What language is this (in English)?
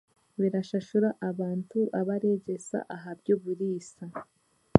Chiga